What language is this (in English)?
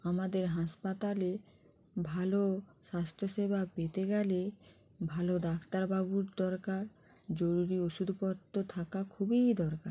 Bangla